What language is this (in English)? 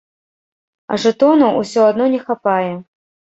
Belarusian